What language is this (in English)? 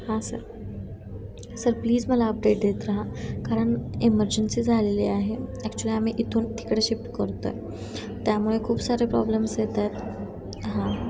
Marathi